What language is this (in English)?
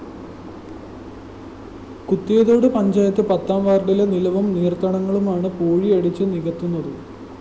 Malayalam